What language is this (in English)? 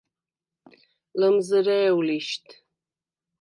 Svan